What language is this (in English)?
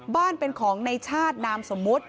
Thai